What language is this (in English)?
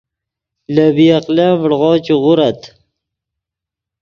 Yidgha